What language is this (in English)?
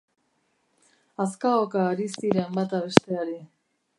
Basque